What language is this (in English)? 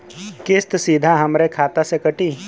Bhojpuri